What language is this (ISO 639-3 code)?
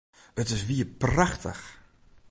fry